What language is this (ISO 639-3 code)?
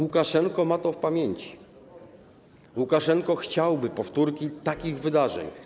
pol